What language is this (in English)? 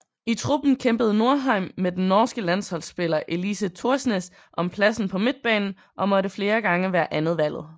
Danish